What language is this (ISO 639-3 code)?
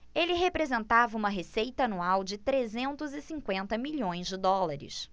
por